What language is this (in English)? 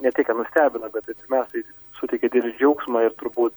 Lithuanian